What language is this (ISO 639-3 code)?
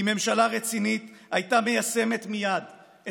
heb